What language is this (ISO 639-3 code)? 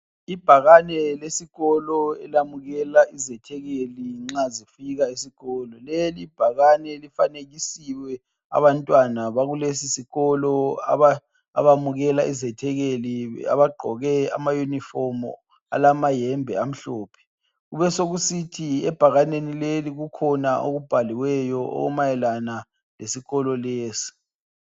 nde